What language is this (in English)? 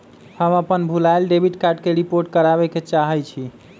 Magahi